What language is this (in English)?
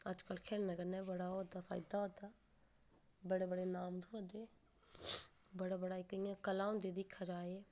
Dogri